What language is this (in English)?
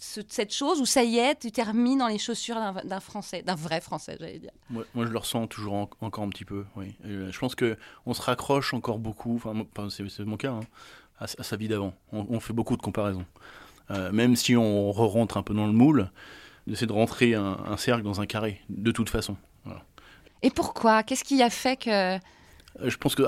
French